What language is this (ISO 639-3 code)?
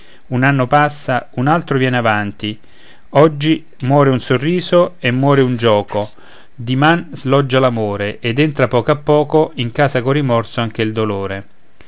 ita